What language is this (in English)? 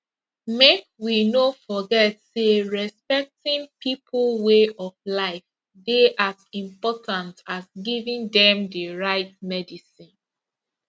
Nigerian Pidgin